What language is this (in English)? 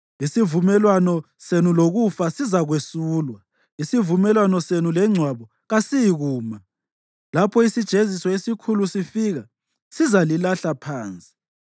North Ndebele